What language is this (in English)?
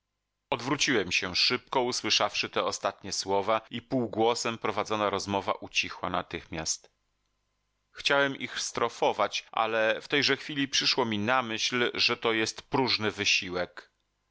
Polish